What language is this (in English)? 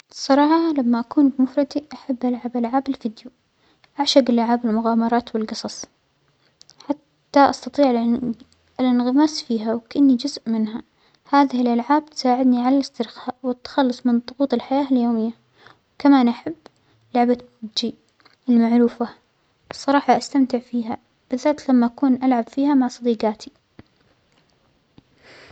Omani Arabic